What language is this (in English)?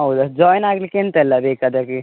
Kannada